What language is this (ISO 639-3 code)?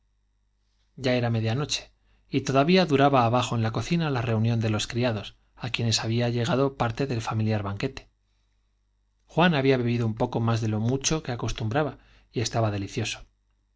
spa